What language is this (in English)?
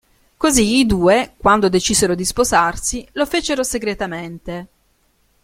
Italian